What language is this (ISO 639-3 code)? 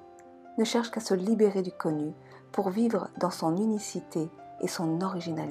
fra